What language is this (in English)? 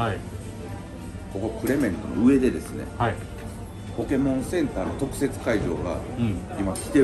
Japanese